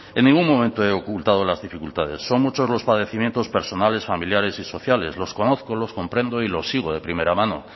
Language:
Spanish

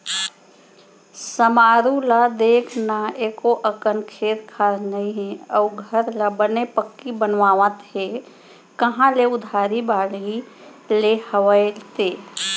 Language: Chhattisgarhi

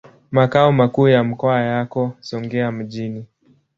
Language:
Swahili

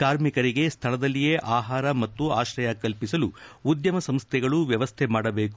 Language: Kannada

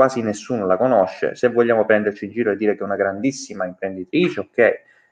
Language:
Italian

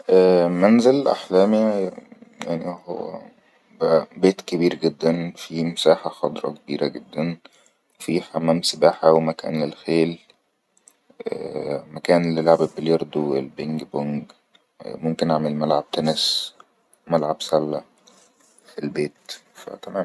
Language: Egyptian Arabic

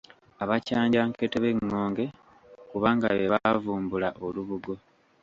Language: Ganda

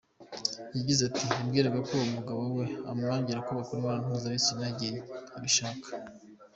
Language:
Kinyarwanda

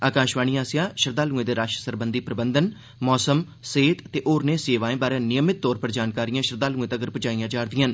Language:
Dogri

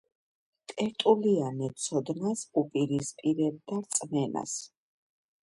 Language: Georgian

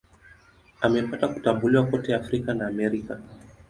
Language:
Swahili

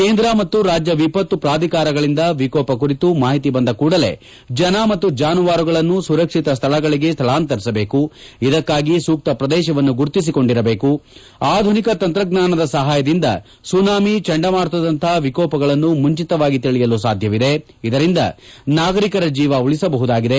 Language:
Kannada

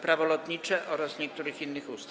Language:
Polish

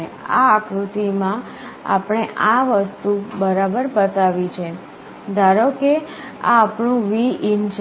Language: Gujarati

